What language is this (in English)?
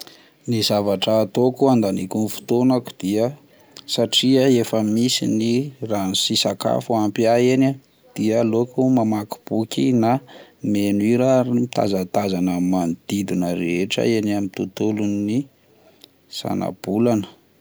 Malagasy